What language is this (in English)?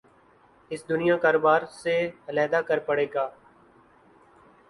Urdu